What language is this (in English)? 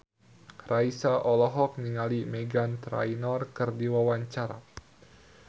Sundanese